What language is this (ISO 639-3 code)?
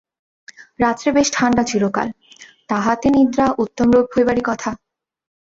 ben